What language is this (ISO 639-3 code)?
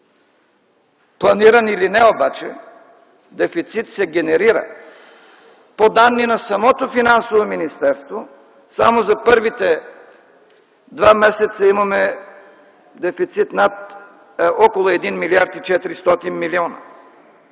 bul